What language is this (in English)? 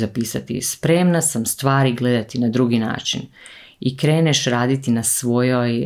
Croatian